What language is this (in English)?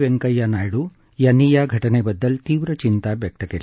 Marathi